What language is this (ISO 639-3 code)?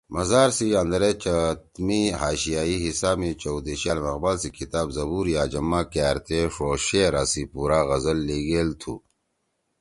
trw